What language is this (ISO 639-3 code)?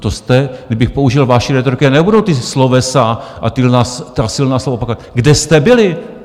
ces